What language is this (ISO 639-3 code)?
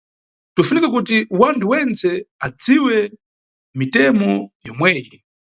nyu